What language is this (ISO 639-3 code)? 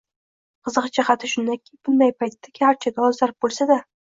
uzb